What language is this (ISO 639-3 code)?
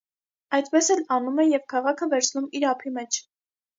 hye